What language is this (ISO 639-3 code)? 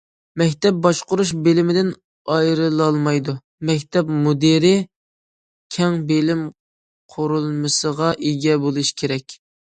uig